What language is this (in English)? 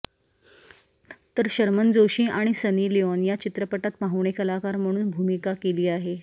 Marathi